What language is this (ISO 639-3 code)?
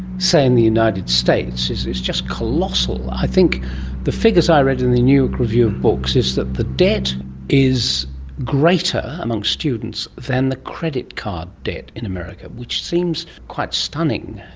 eng